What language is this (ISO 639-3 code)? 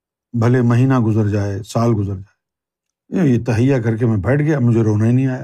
urd